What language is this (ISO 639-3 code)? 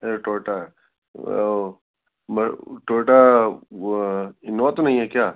urd